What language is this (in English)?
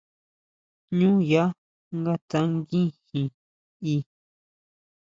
Huautla Mazatec